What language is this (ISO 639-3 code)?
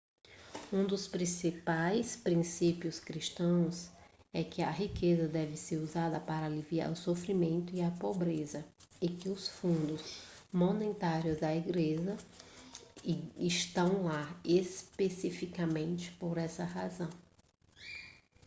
por